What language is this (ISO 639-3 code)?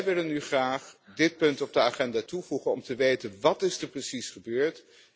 nld